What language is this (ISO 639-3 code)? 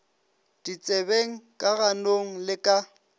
nso